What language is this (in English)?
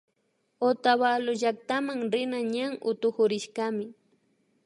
Imbabura Highland Quichua